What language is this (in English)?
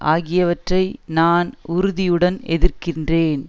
Tamil